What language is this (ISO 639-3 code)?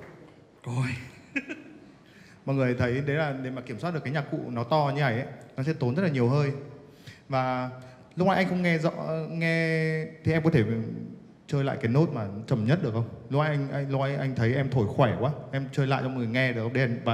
vie